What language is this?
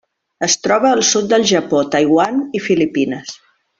Catalan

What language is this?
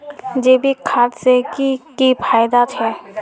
Magahi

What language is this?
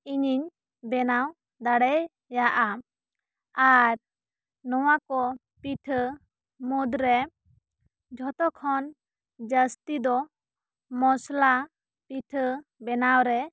Santali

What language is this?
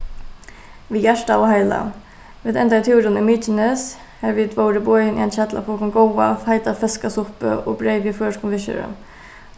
Faroese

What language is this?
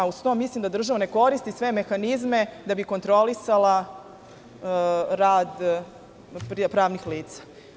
Serbian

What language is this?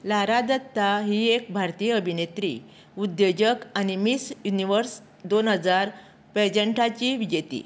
Konkani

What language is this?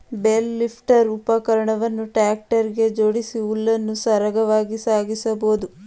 Kannada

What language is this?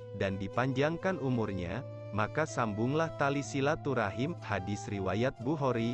Indonesian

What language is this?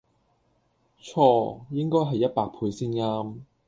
Cantonese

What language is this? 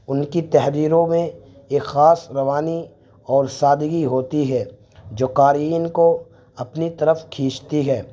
Urdu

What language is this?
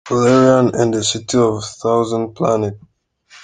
Kinyarwanda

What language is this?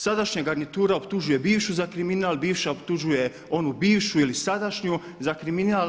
Croatian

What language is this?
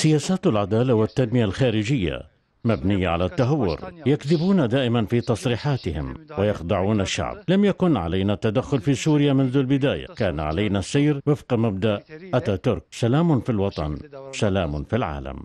Arabic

